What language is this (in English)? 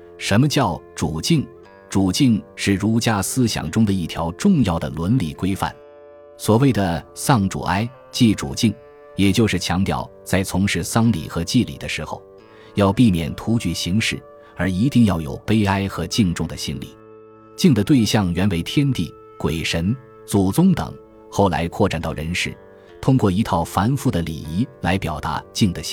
Chinese